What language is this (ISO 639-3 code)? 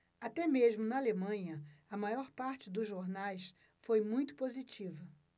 por